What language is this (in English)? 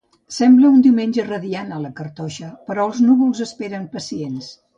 Catalan